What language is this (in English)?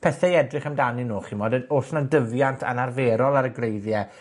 Welsh